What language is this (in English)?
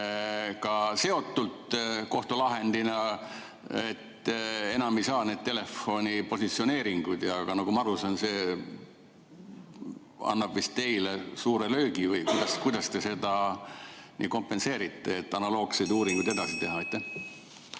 Estonian